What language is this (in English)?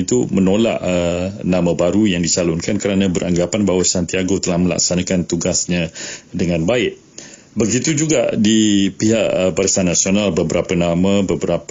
Malay